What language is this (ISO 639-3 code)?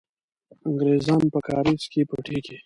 pus